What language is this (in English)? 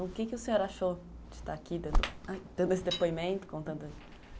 Portuguese